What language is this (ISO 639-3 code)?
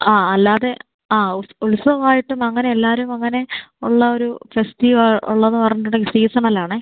mal